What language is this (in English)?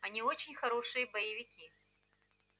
Russian